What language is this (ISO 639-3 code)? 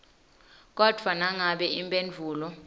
ssw